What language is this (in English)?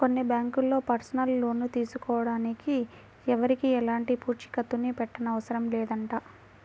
Telugu